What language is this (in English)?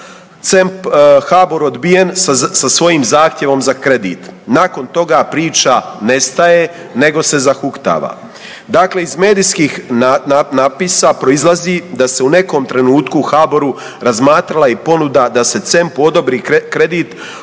Croatian